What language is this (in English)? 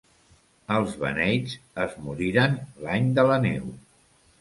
Catalan